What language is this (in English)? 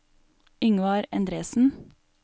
Norwegian